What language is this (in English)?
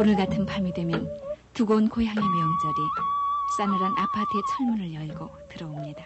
Korean